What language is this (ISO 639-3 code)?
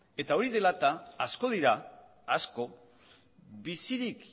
eus